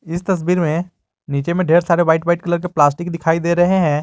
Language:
Hindi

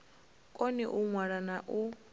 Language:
Venda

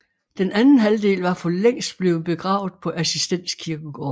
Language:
Danish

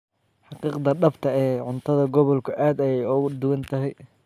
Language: Somali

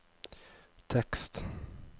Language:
Norwegian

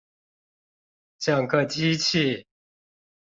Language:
Chinese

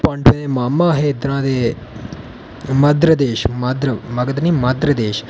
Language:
Dogri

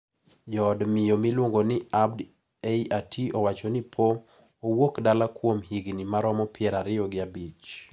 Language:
Luo (Kenya and Tanzania)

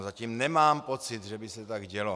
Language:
Czech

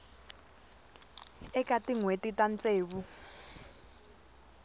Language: Tsonga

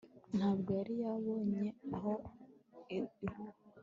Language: Kinyarwanda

